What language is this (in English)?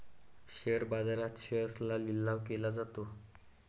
Marathi